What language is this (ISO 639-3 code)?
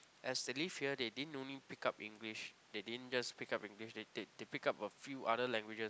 eng